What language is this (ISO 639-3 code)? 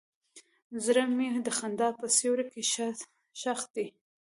pus